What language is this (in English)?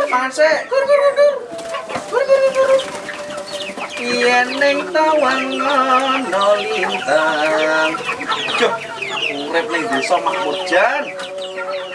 Indonesian